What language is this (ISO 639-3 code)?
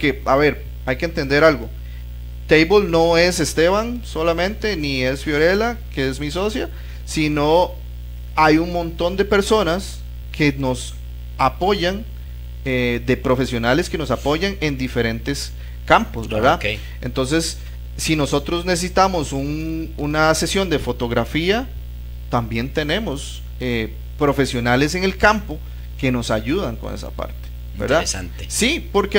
spa